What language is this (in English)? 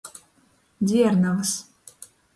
Latgalian